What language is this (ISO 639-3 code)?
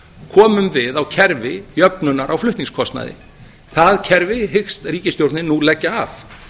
isl